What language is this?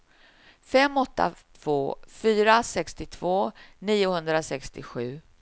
Swedish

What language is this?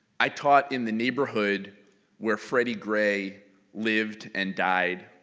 English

